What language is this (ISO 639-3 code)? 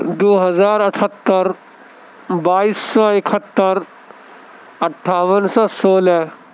urd